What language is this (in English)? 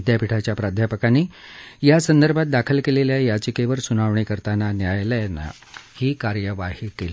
Marathi